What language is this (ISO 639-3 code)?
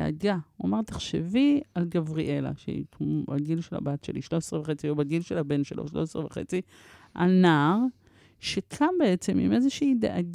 heb